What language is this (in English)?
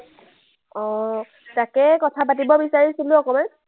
Assamese